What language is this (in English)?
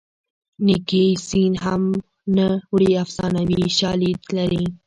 Pashto